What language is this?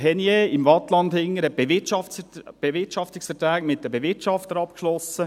Swiss German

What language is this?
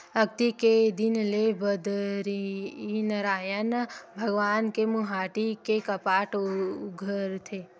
Chhattisgarhi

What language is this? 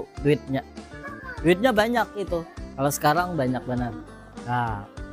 Indonesian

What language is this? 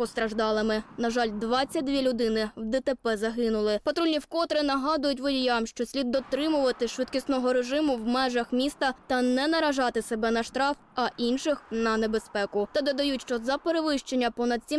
Ukrainian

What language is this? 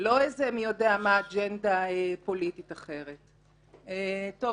Hebrew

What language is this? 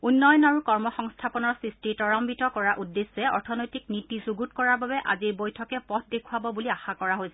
Assamese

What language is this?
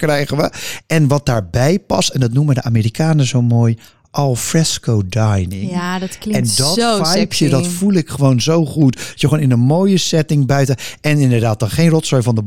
Dutch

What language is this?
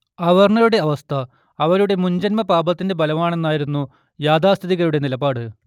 Malayalam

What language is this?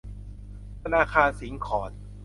Thai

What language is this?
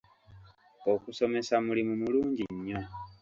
Ganda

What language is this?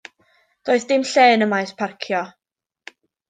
Welsh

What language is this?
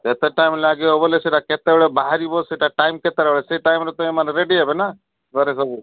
Odia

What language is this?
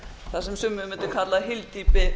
Icelandic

